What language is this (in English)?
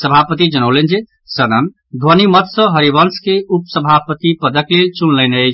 Maithili